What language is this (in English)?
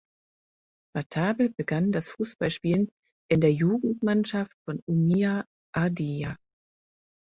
German